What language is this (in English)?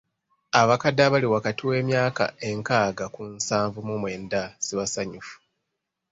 Ganda